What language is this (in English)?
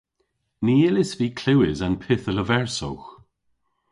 Cornish